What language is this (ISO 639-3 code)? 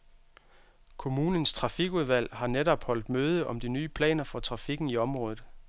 dan